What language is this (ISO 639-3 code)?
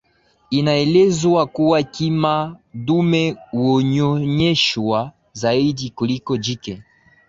swa